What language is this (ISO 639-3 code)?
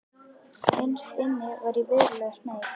isl